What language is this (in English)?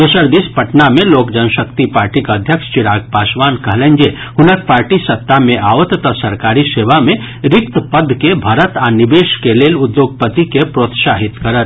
Maithili